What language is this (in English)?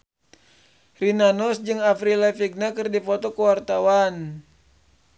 Sundanese